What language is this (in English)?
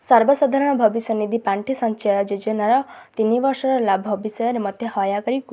Odia